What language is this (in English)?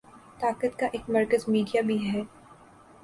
Urdu